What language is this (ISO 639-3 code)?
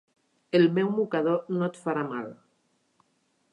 cat